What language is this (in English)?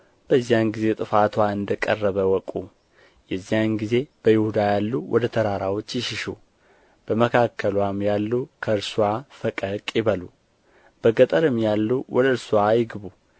Amharic